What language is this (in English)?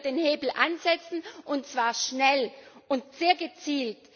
German